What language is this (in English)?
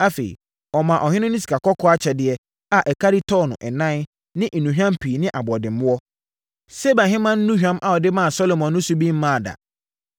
Akan